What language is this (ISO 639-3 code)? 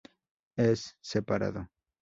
spa